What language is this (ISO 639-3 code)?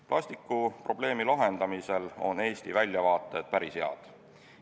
est